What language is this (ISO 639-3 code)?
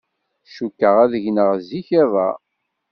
kab